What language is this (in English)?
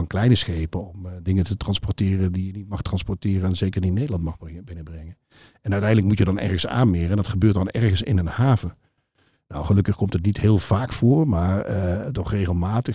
Dutch